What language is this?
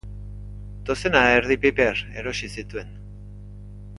Basque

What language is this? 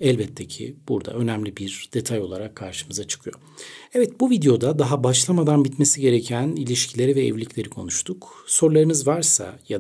Turkish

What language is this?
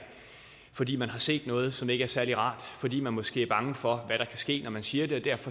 Danish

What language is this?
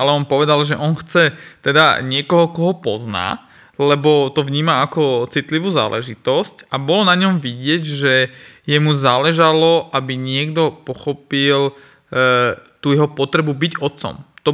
Slovak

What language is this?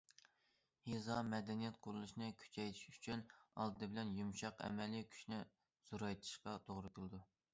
Uyghur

